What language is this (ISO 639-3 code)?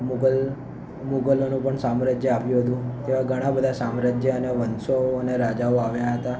guj